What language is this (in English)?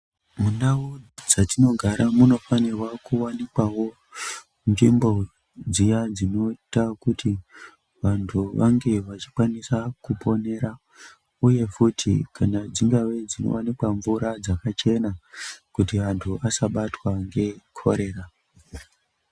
Ndau